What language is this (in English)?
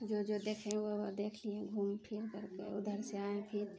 Maithili